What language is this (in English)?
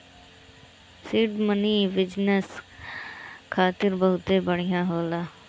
Bhojpuri